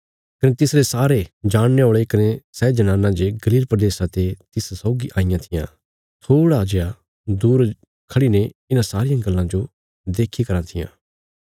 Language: Bilaspuri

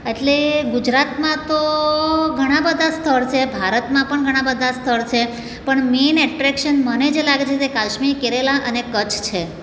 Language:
Gujarati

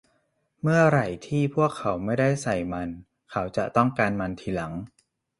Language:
Thai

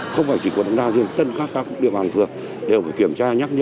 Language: Vietnamese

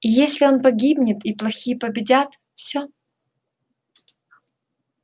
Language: Russian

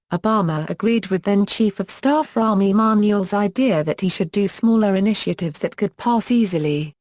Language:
English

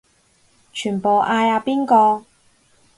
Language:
Cantonese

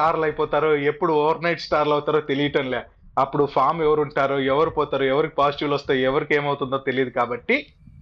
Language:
Telugu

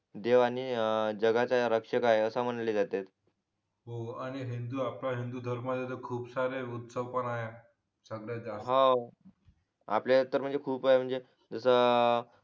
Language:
Marathi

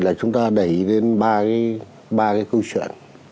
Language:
Vietnamese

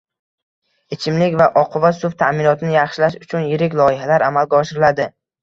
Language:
Uzbek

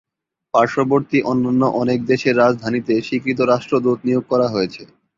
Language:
Bangla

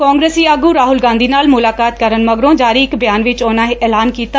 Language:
Punjabi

